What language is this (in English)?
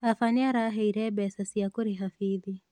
Kikuyu